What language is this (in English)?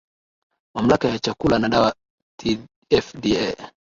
Swahili